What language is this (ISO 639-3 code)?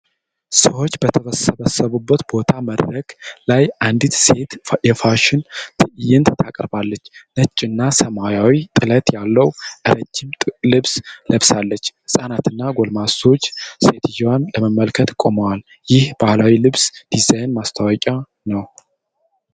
amh